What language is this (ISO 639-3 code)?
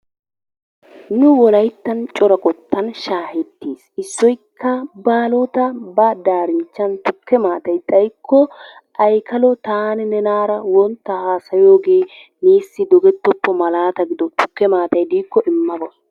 wal